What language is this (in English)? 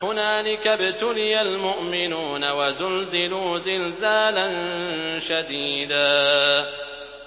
Arabic